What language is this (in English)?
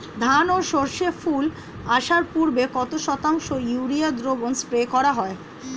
Bangla